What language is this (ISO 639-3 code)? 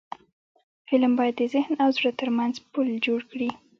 pus